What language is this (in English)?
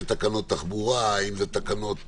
Hebrew